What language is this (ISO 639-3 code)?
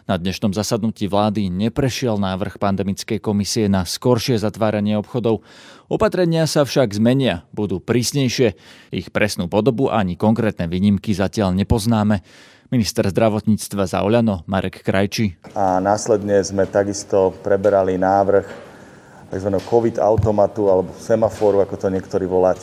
slk